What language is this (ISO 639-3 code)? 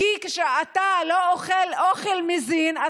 heb